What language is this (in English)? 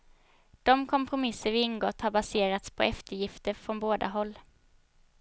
Swedish